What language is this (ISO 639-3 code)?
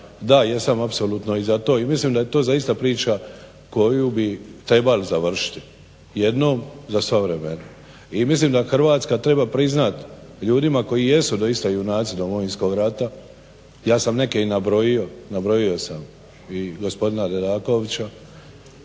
hrv